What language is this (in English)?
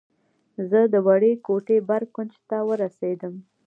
Pashto